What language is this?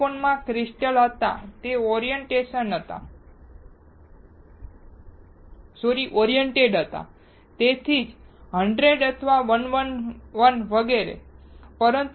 Gujarati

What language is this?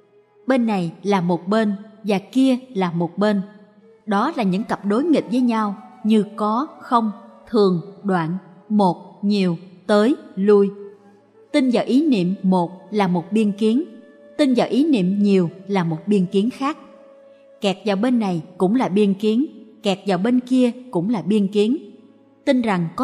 Vietnamese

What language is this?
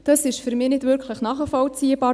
Swiss German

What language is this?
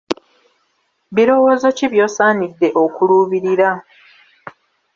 Ganda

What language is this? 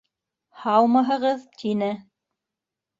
Bashkir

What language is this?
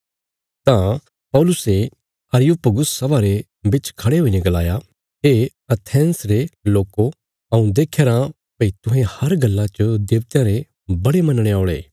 Bilaspuri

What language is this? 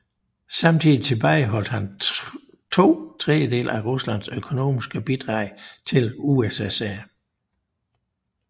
Danish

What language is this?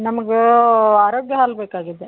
Kannada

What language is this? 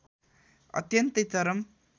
Nepali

